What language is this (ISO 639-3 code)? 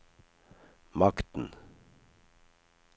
nor